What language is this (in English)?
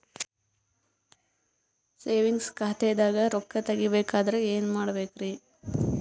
Kannada